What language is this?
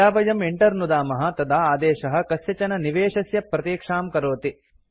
Sanskrit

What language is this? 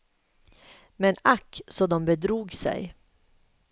Swedish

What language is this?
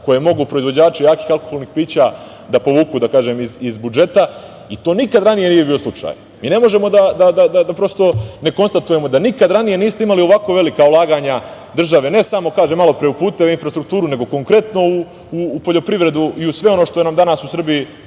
Serbian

